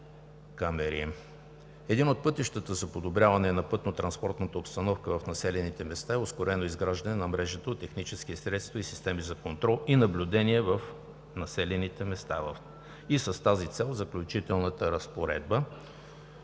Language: Bulgarian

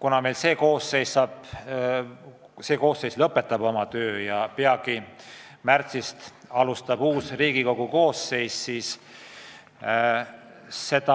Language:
Estonian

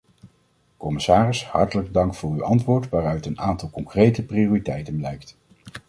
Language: Dutch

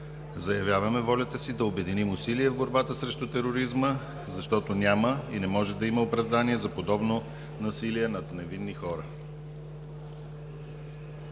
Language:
Bulgarian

